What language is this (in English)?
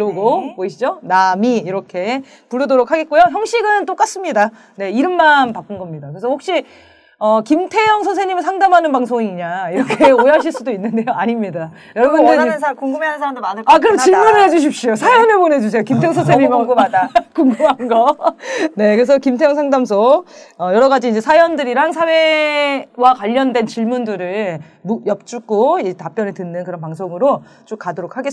Korean